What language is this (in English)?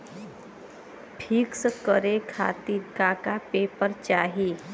Bhojpuri